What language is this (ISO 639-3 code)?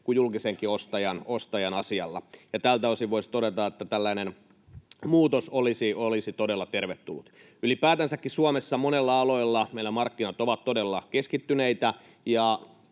fin